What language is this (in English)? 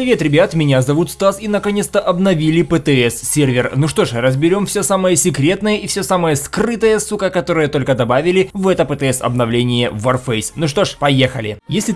Russian